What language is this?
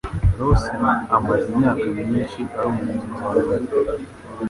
Kinyarwanda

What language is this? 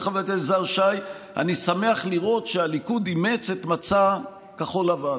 Hebrew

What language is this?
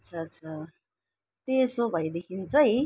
Nepali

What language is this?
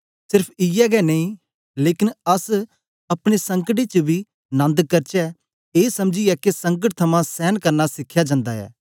Dogri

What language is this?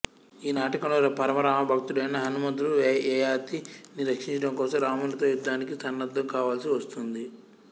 Telugu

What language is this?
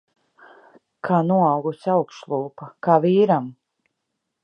Latvian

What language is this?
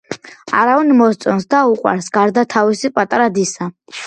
Georgian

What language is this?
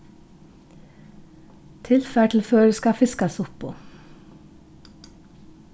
Faroese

